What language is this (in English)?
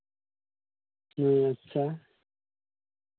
Santali